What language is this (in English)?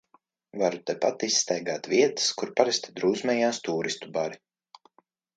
Latvian